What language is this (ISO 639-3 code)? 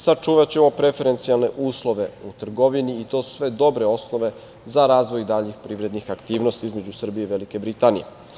srp